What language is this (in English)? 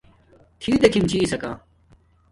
Domaaki